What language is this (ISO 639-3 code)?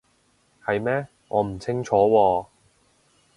yue